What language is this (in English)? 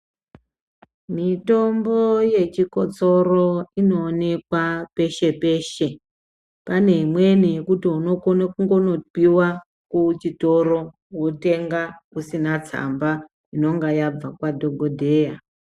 Ndau